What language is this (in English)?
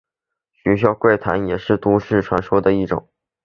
Chinese